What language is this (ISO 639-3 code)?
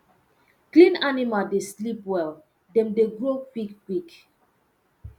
pcm